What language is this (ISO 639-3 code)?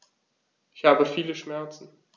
deu